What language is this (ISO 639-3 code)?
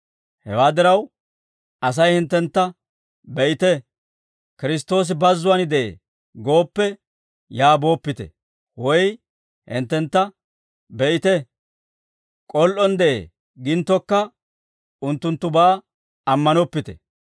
dwr